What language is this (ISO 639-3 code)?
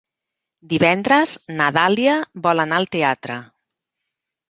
cat